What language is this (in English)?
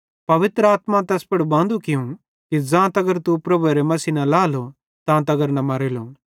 Bhadrawahi